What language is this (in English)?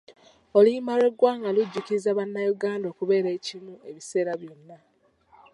Ganda